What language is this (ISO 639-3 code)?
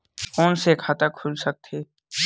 hne